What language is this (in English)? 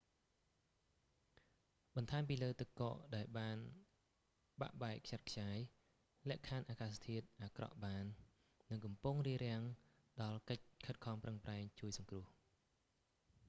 Khmer